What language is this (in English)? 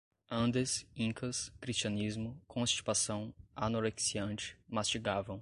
Portuguese